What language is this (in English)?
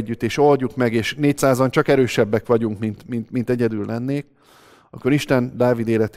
Hungarian